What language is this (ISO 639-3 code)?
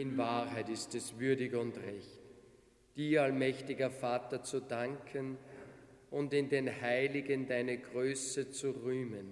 deu